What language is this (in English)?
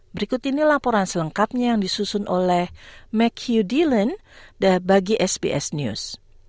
Indonesian